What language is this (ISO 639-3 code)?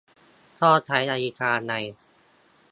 tha